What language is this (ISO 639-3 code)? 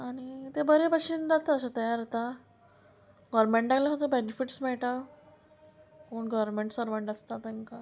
kok